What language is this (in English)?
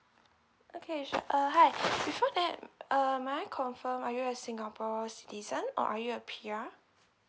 English